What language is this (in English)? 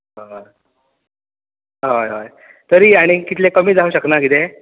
Konkani